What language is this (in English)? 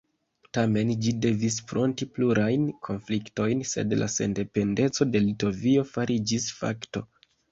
Esperanto